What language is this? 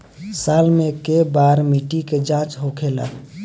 Bhojpuri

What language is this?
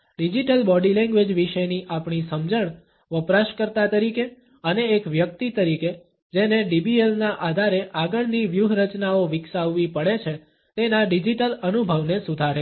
Gujarati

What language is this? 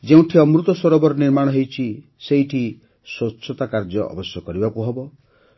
Odia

